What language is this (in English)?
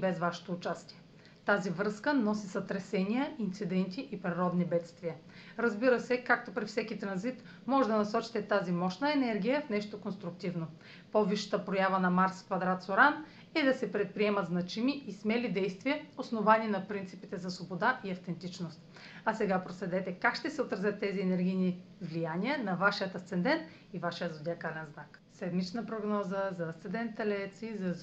Bulgarian